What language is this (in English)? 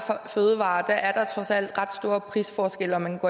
Danish